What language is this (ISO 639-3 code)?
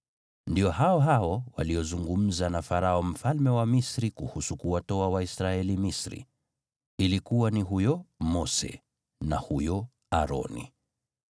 swa